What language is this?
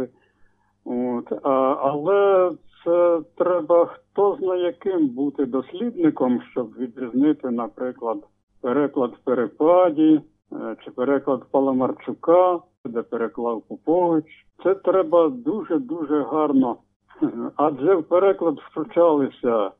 Ukrainian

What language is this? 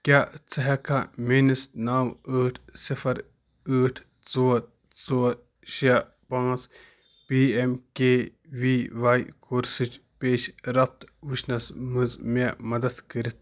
Kashmiri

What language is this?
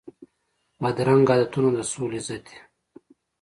Pashto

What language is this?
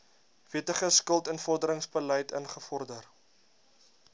Afrikaans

